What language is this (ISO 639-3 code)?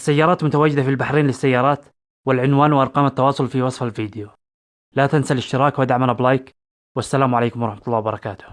ara